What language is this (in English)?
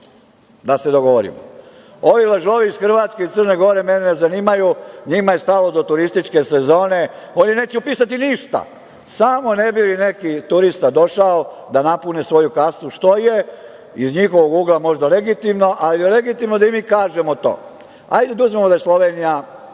Serbian